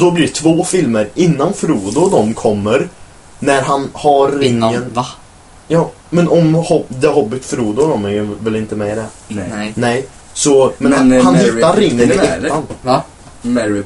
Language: Swedish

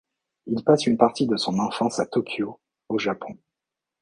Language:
French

